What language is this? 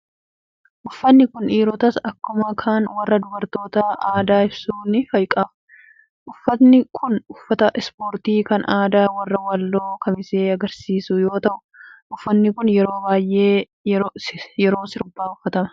Oromo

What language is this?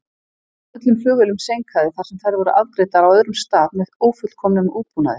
Icelandic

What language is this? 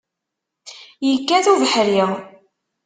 Kabyle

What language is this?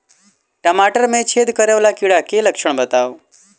Maithili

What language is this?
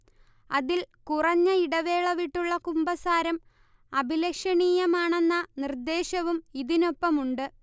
Malayalam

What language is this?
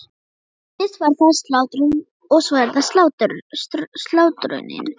Icelandic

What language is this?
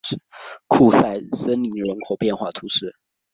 Chinese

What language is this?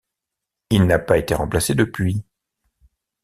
French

